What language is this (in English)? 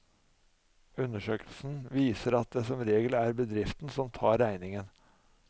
Norwegian